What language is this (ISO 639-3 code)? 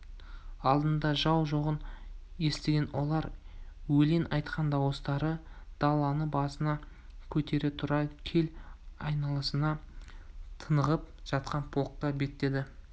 kaz